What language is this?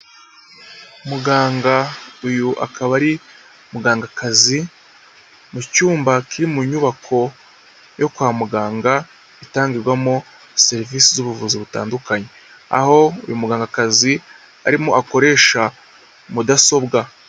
Kinyarwanda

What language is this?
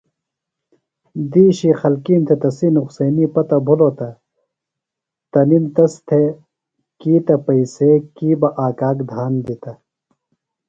Phalura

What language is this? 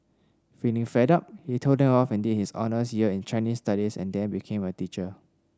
English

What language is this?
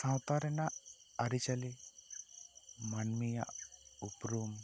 Santali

